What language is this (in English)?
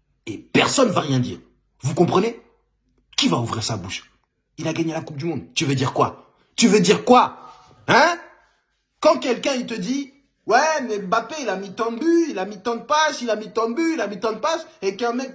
French